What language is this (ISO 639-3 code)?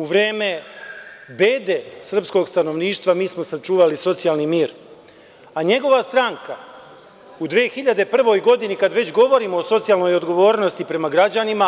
srp